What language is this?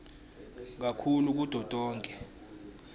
Swati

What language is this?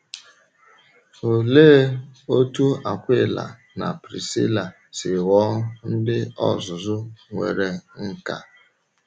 Igbo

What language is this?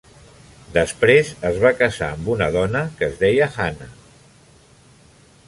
Catalan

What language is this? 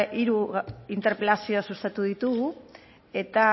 Basque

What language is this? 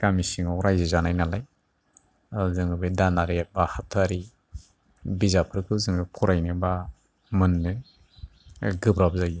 Bodo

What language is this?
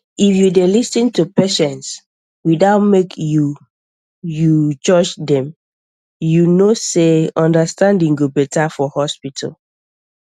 Nigerian Pidgin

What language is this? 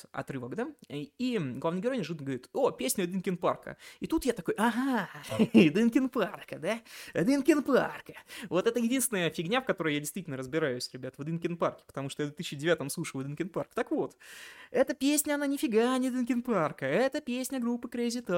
Russian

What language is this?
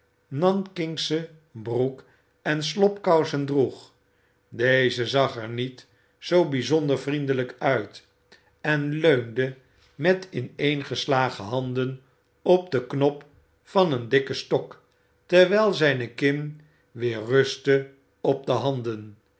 Dutch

